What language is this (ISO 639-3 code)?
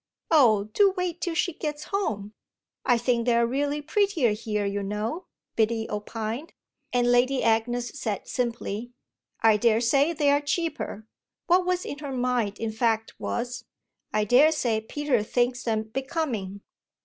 eng